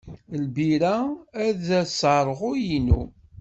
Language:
Kabyle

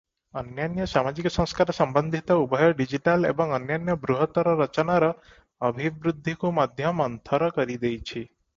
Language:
Odia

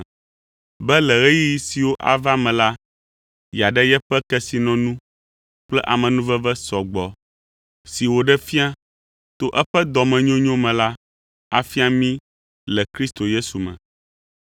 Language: Ewe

